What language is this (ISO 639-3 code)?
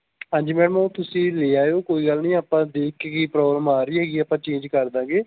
pan